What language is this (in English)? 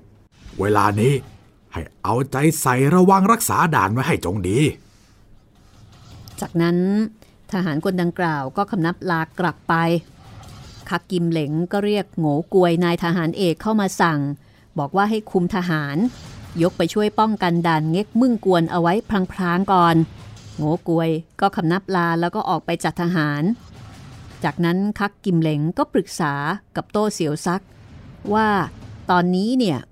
Thai